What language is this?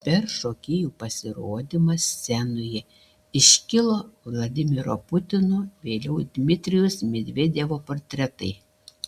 Lithuanian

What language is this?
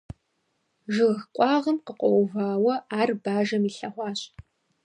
Kabardian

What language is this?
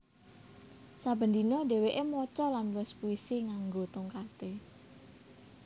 Javanese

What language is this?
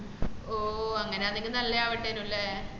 Malayalam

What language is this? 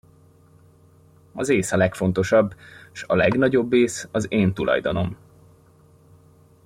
Hungarian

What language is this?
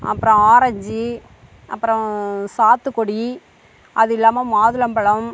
Tamil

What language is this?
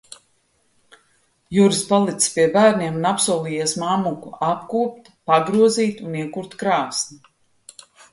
Latvian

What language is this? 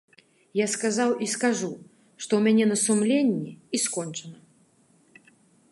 Belarusian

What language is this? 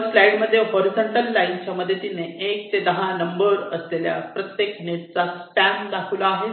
Marathi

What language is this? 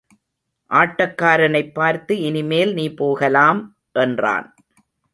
Tamil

